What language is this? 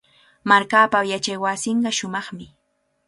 Cajatambo North Lima Quechua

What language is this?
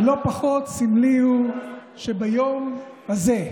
Hebrew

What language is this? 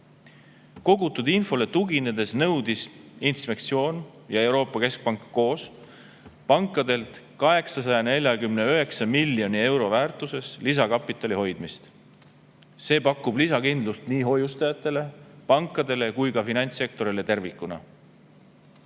Estonian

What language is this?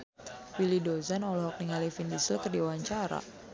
Sundanese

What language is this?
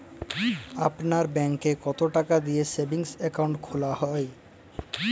Bangla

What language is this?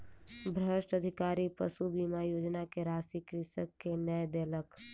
Maithili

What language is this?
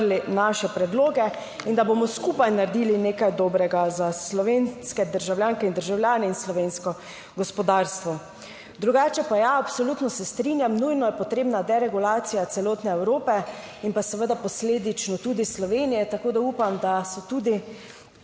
Slovenian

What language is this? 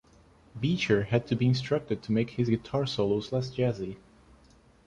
English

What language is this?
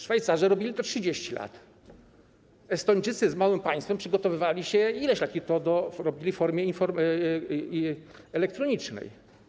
Polish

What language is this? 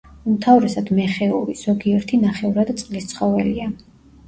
Georgian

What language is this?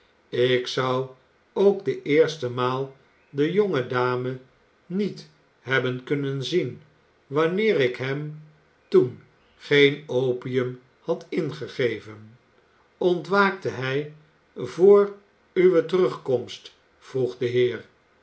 Dutch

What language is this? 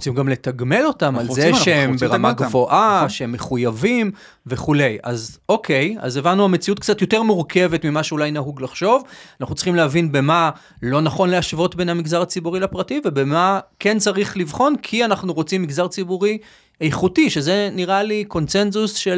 Hebrew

